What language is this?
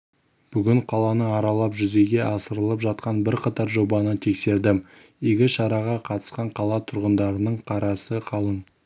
Kazakh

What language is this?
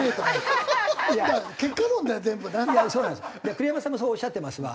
Japanese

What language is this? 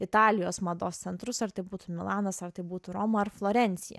Lithuanian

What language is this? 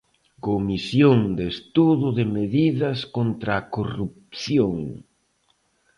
Galician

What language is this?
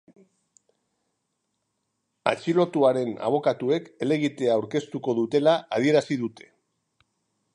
Basque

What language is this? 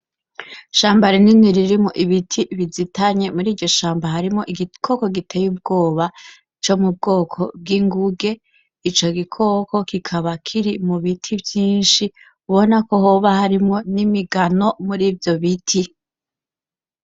Rundi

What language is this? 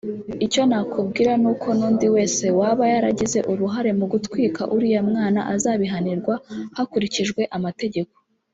Kinyarwanda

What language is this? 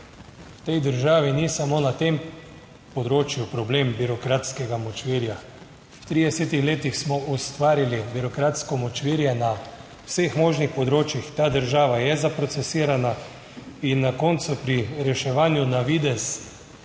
Slovenian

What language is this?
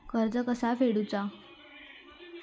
Marathi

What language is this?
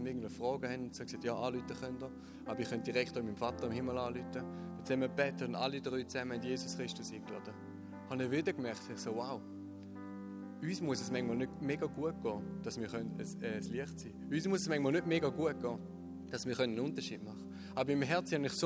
German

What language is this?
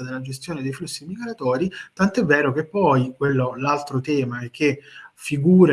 Italian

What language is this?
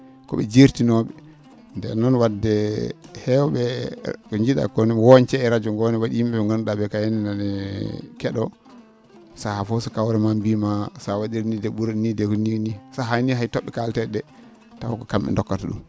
Fula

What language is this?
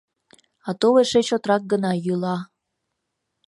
Mari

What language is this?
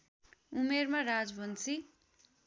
Nepali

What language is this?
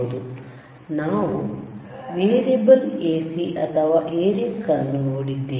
Kannada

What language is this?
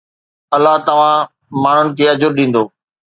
Sindhi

